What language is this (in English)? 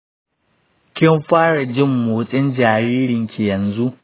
Hausa